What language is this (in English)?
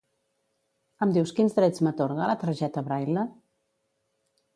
Catalan